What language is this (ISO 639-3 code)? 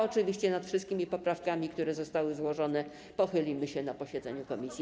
pol